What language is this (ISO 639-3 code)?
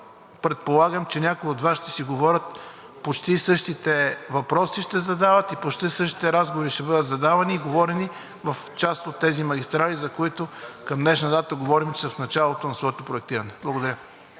bul